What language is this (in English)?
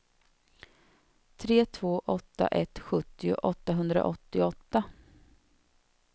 Swedish